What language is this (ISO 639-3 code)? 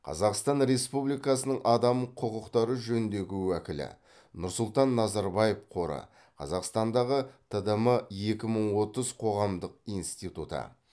kaz